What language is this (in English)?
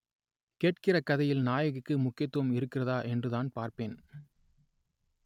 Tamil